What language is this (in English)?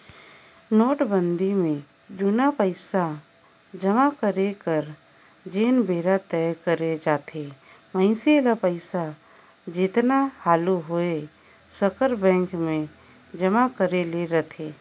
Chhattisgarhi